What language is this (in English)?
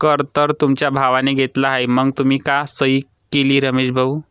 Marathi